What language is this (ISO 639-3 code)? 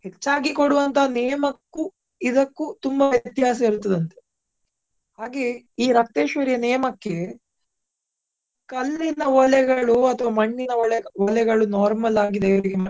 kan